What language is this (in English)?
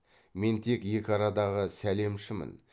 Kazakh